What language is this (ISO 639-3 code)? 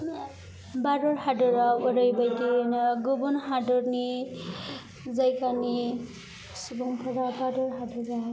brx